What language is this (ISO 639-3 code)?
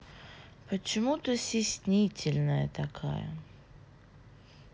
rus